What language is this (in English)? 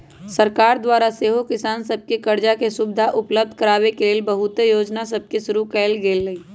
Magahi